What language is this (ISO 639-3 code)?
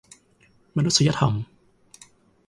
tha